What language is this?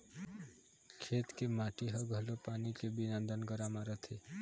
Chhattisgarhi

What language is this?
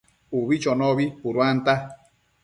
Matsés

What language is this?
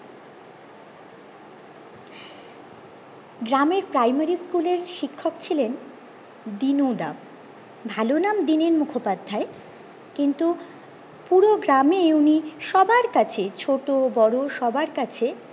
Bangla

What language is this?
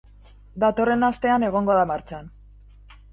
Basque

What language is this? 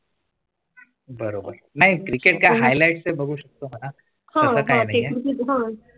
Marathi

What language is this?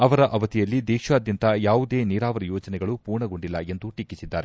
Kannada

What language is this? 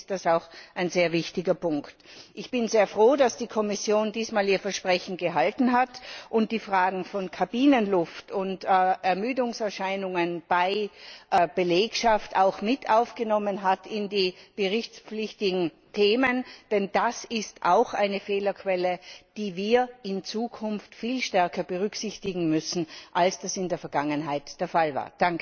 German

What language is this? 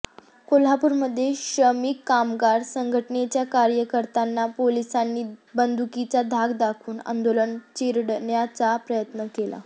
Marathi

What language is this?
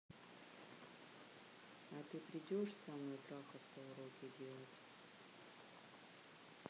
Russian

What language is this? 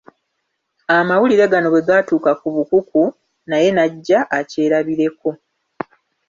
Ganda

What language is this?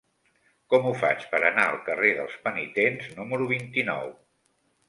Catalan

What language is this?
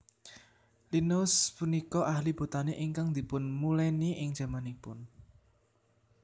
Javanese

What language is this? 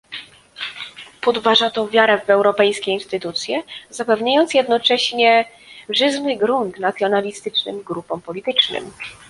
Polish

